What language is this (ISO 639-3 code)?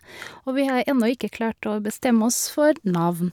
nor